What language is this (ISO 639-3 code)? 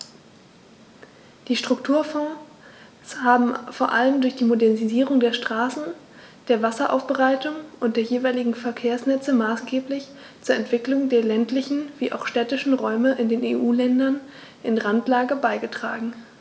deu